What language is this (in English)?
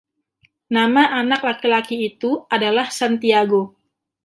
Indonesian